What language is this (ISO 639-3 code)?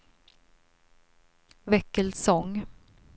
swe